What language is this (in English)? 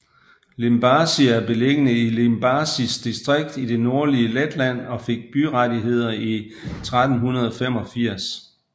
Danish